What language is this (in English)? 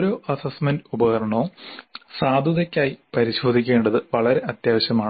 Malayalam